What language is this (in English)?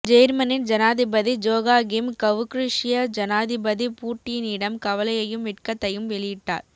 Tamil